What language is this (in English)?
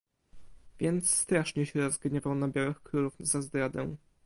Polish